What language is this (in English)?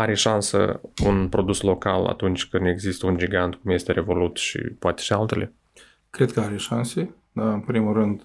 Romanian